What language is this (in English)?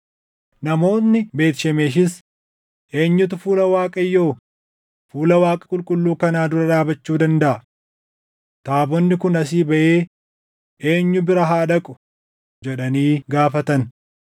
Oromo